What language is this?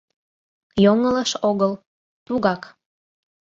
Mari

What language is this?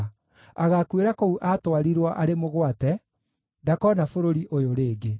Kikuyu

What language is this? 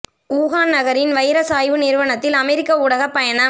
Tamil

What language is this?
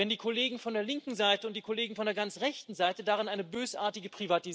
German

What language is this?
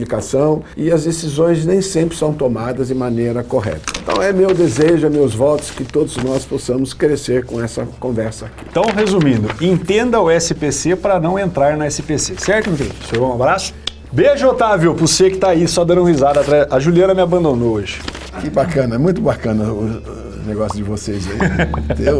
Portuguese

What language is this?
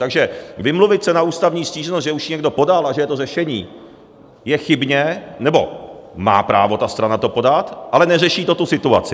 Czech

